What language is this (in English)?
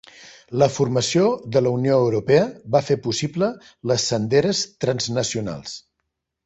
Catalan